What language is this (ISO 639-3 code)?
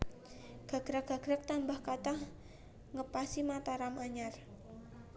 jav